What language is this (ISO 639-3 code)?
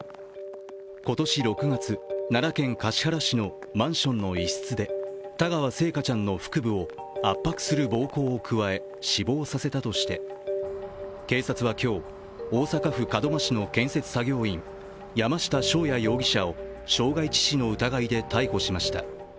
jpn